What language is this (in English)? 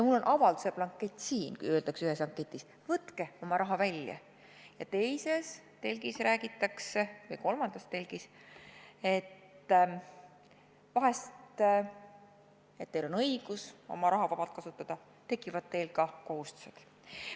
Estonian